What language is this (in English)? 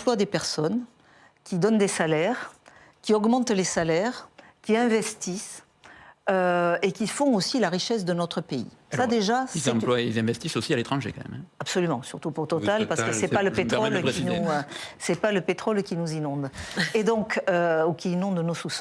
French